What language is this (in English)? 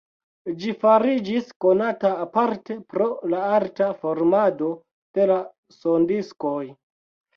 Esperanto